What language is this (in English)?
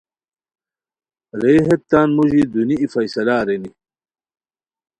Khowar